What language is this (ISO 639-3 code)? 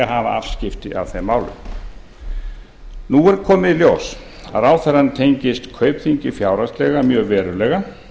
isl